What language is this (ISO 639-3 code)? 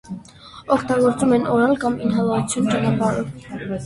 hye